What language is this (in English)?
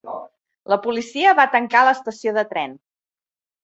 Catalan